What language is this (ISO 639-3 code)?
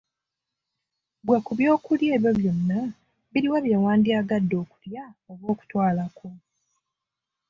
lug